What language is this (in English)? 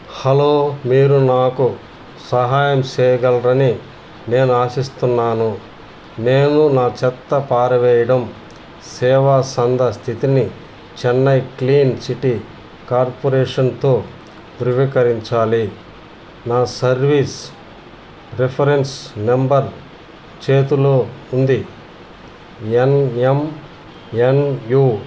Telugu